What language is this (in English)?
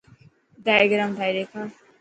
Dhatki